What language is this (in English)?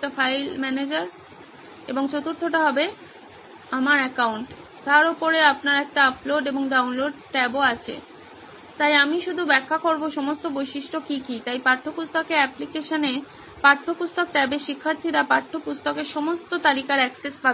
Bangla